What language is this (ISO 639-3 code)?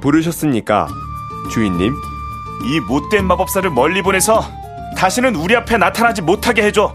kor